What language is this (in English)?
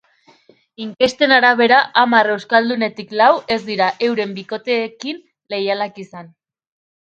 Basque